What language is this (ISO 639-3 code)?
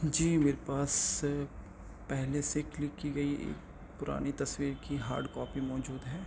urd